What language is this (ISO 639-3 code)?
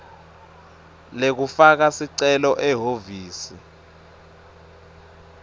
ssw